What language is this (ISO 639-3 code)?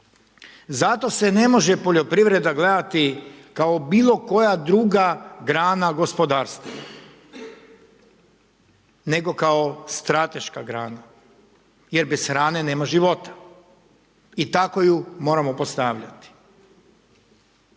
hrv